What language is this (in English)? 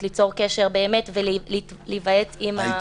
Hebrew